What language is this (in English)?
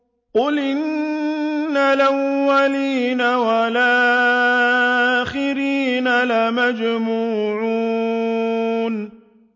Arabic